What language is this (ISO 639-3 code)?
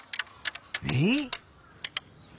jpn